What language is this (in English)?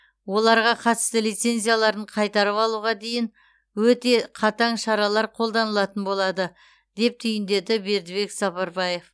Kazakh